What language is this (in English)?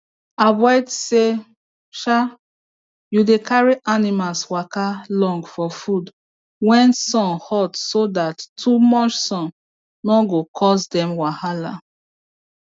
Nigerian Pidgin